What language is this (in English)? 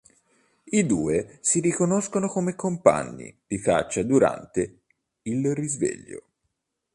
Italian